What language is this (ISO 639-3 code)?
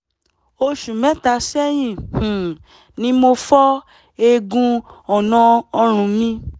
yor